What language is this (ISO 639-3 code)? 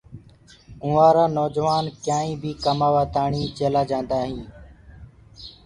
ggg